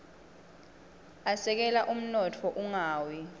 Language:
Swati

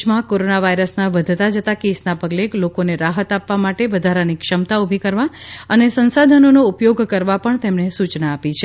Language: Gujarati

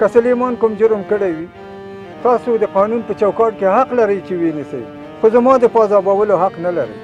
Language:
Arabic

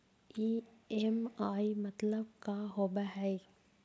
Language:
Magahi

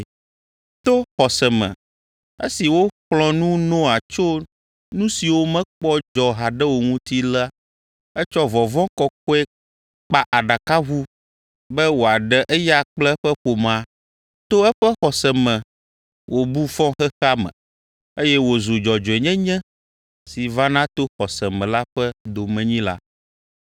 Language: Ewe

